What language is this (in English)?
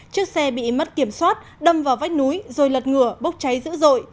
Vietnamese